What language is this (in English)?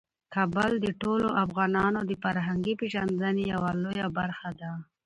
Pashto